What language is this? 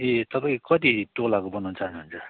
Nepali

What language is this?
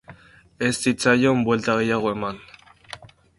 Basque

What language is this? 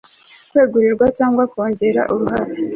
Kinyarwanda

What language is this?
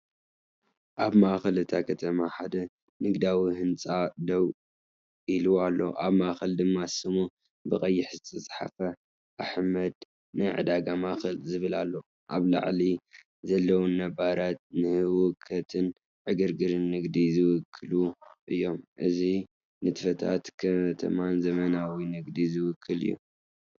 Tigrinya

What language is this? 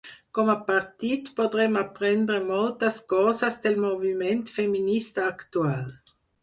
Catalan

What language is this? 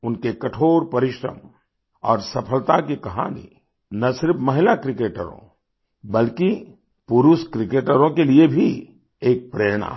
Hindi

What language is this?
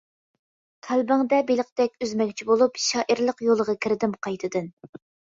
Uyghur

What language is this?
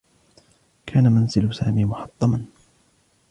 Arabic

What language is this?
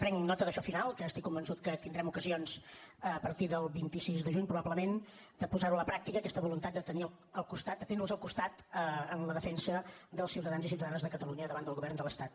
Catalan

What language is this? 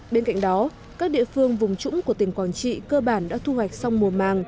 Vietnamese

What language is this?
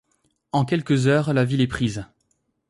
French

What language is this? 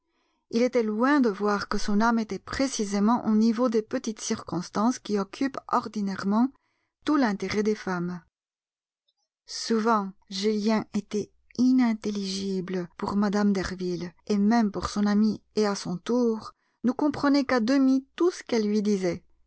French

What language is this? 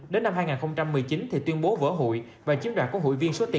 Vietnamese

